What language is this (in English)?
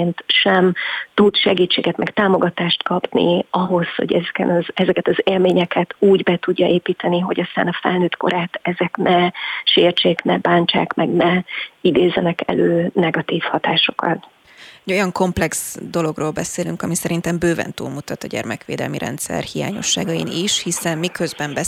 Hungarian